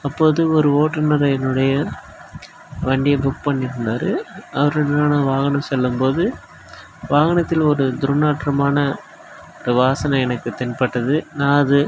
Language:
Tamil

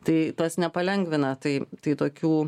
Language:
Lithuanian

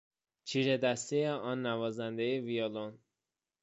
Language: Persian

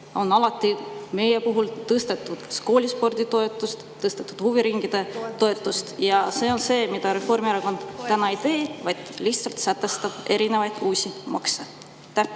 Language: Estonian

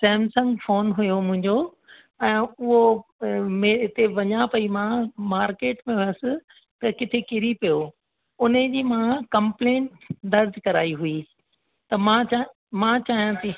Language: Sindhi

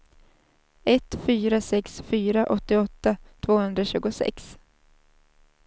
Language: Swedish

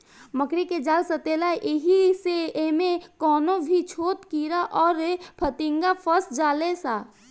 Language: Bhojpuri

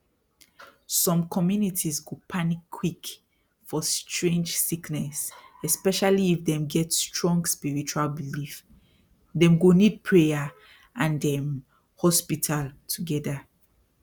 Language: Nigerian Pidgin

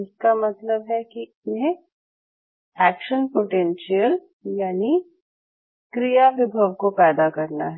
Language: Hindi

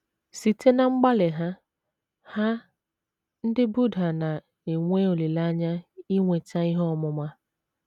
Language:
Igbo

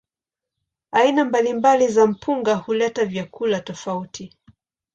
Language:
Swahili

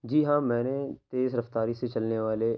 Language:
Urdu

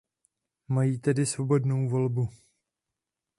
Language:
Czech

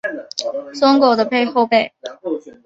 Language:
Chinese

